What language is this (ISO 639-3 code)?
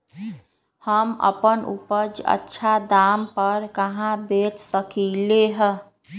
mag